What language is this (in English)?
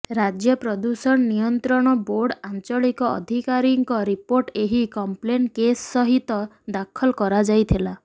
Odia